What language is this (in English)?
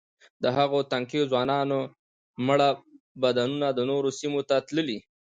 Pashto